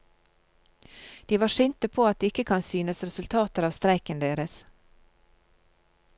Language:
Norwegian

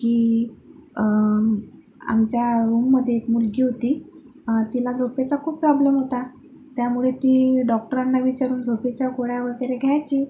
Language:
Marathi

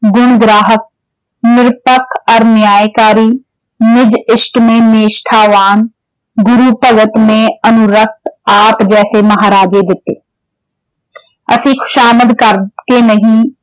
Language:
Punjabi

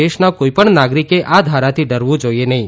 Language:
Gujarati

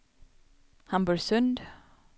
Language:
Swedish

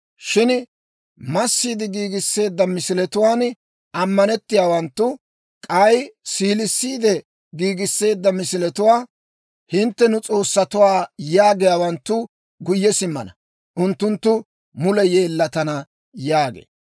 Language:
Dawro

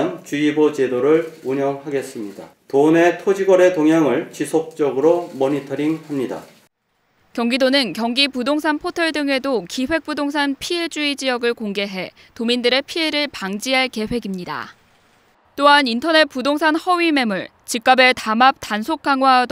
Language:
Korean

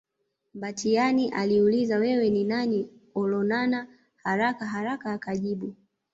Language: Swahili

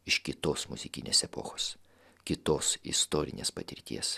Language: Lithuanian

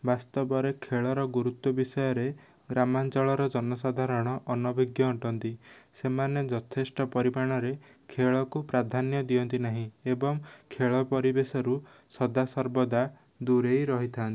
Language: Odia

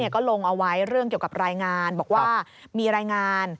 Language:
Thai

